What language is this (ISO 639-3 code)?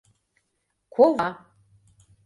chm